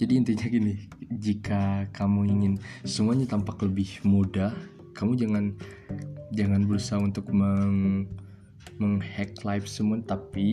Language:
Indonesian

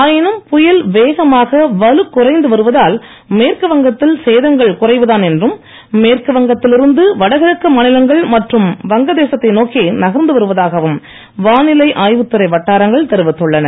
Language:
Tamil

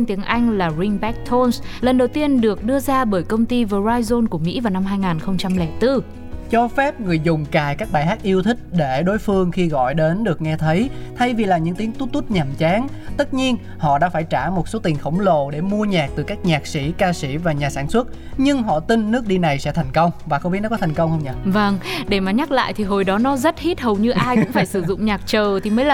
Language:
Vietnamese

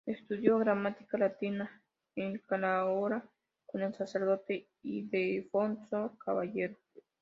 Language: Spanish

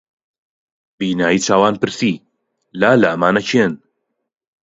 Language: Central Kurdish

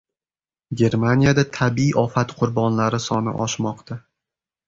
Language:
Uzbek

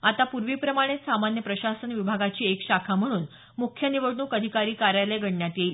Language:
Marathi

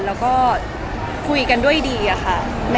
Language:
Thai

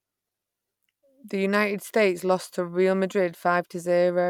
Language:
English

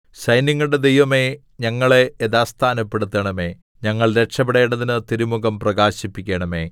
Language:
Malayalam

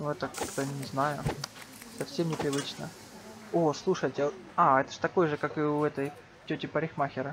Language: Russian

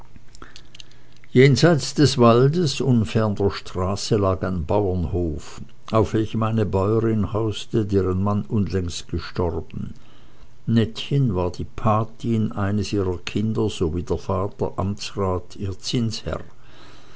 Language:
German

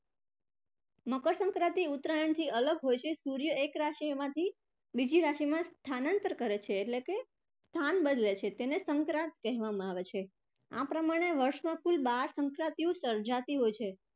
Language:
Gujarati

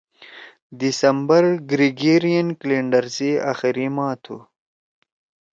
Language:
Torwali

